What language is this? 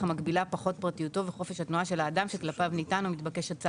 Hebrew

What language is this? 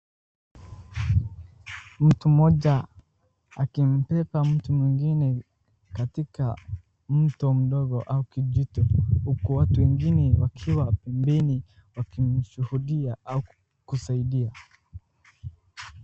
Swahili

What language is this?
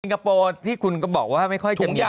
Thai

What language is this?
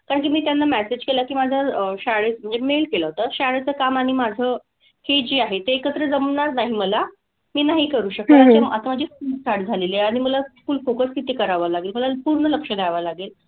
Marathi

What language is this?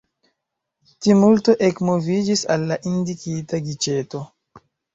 Esperanto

